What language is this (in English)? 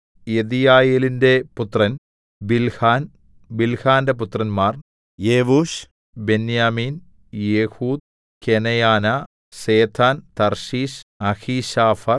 Malayalam